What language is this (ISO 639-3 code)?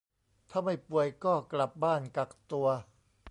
tha